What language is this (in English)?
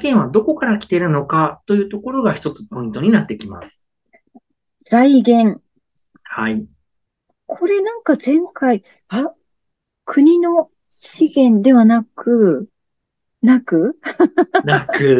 Japanese